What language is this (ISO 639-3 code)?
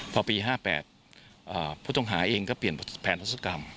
tha